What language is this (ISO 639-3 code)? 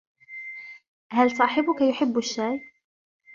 ara